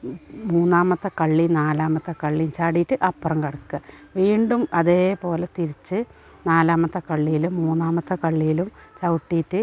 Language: Malayalam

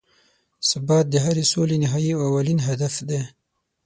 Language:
Pashto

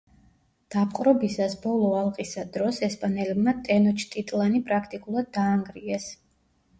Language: Georgian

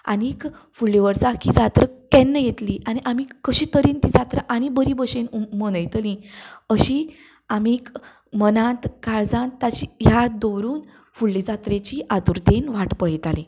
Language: Konkani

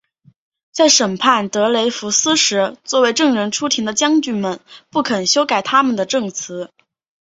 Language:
Chinese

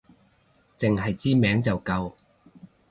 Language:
Cantonese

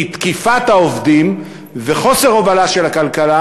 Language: Hebrew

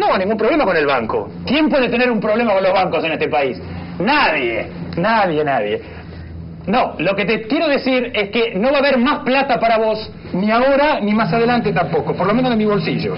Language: Spanish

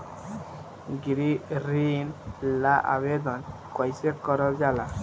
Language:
Bhojpuri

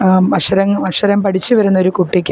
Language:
Malayalam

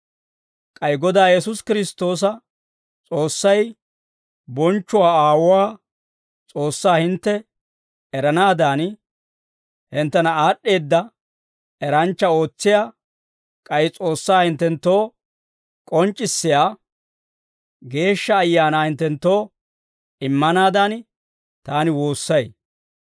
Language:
Dawro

